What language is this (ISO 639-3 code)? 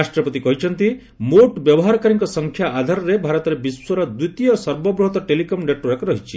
ori